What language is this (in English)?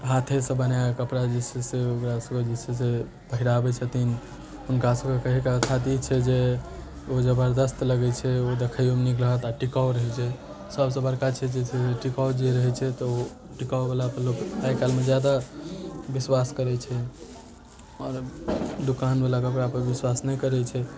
Maithili